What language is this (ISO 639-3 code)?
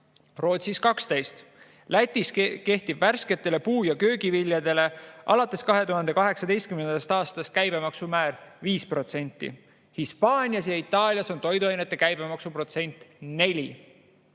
est